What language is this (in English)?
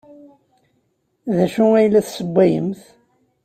Kabyle